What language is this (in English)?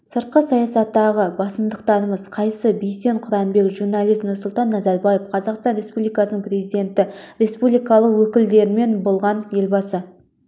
Kazakh